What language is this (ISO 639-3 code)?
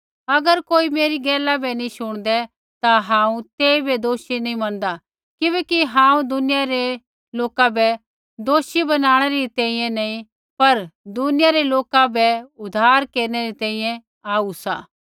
kfx